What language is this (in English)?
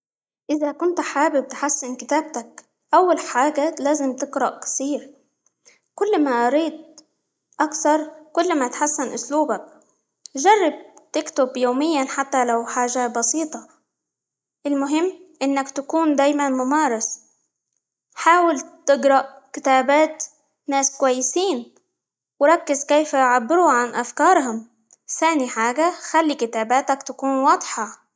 Libyan Arabic